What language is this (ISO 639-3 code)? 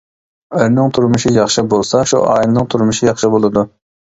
uig